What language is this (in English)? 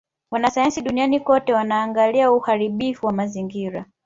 Swahili